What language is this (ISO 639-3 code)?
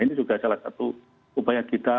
ind